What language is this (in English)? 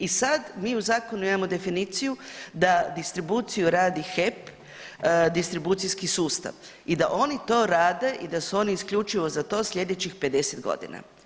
Croatian